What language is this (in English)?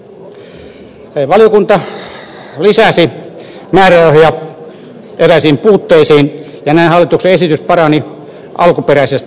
Finnish